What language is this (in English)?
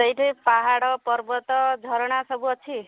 Odia